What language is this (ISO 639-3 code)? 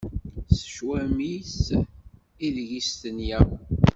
kab